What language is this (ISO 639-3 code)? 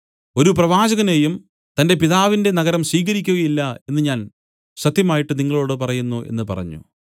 mal